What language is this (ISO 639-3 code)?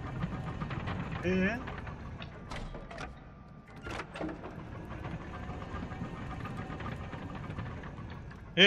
tur